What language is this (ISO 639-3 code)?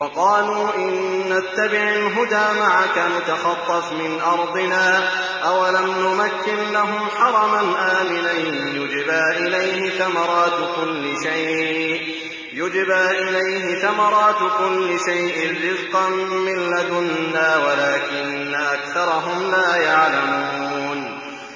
ara